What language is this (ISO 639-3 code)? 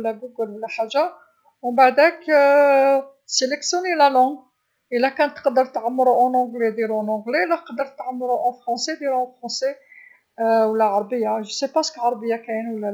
arq